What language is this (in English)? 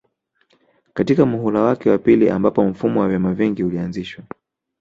Swahili